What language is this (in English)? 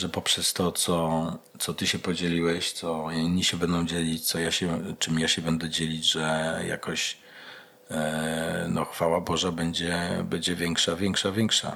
Polish